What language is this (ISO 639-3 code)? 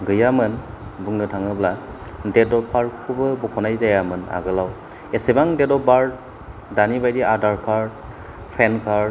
brx